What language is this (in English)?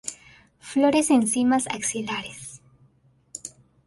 Spanish